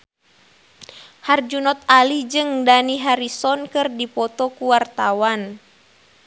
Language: Sundanese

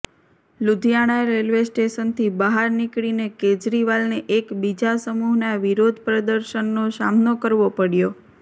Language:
Gujarati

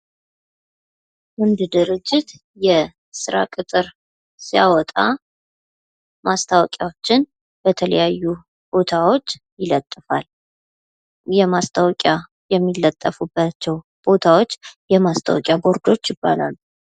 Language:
Amharic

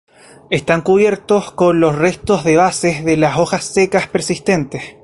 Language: Spanish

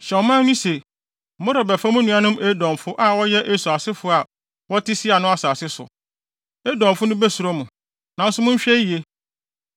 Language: Akan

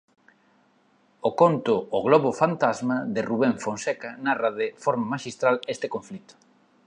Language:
Galician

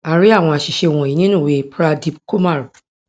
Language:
Yoruba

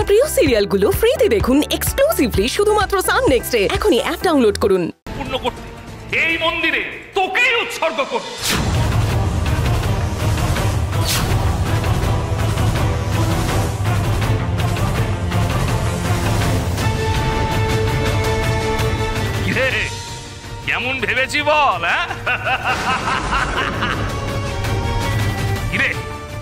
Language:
Bangla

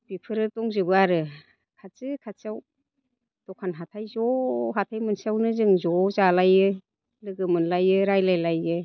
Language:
Bodo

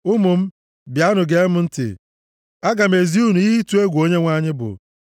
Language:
Igbo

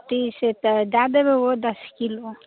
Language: Maithili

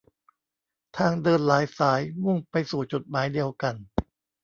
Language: Thai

